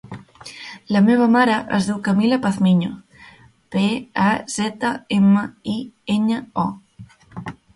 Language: Catalan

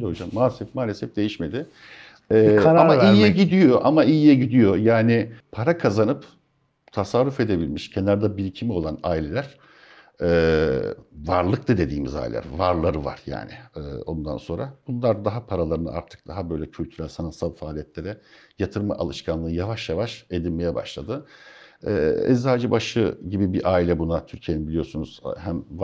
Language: Turkish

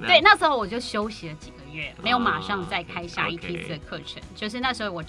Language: Chinese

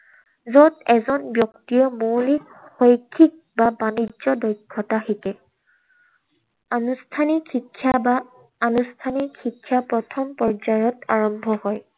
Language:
Assamese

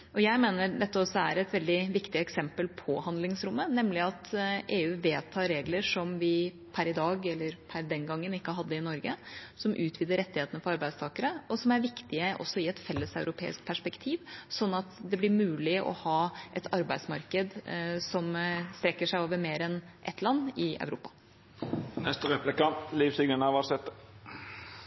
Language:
Norwegian Bokmål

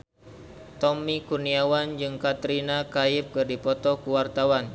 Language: Sundanese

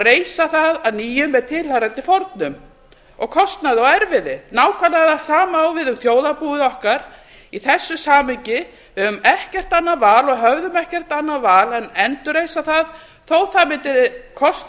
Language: Icelandic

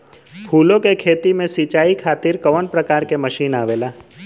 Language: Bhojpuri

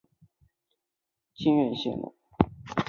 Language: Chinese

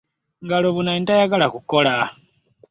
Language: Ganda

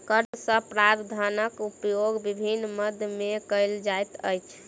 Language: Maithili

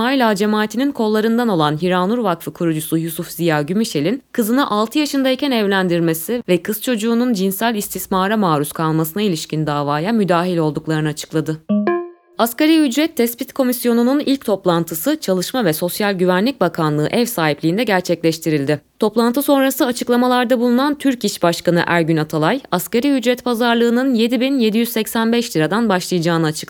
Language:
Turkish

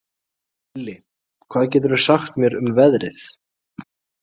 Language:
Icelandic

